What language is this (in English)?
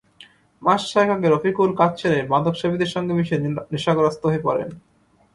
Bangla